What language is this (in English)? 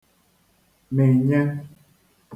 Igbo